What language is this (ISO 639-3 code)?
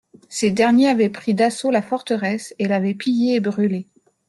fra